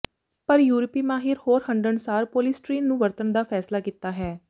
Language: Punjabi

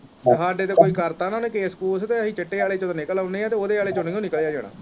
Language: Punjabi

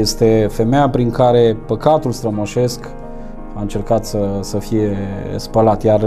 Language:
Romanian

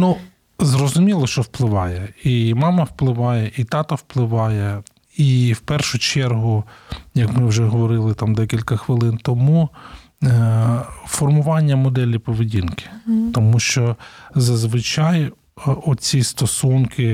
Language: Ukrainian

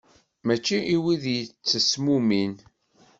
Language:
Kabyle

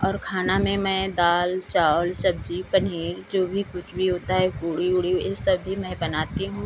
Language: Hindi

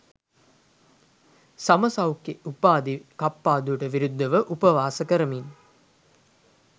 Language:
Sinhala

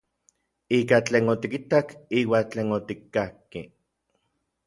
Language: Orizaba Nahuatl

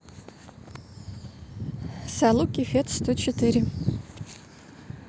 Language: Russian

